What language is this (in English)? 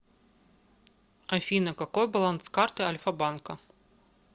Russian